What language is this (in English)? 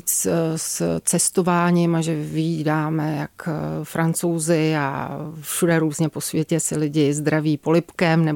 Czech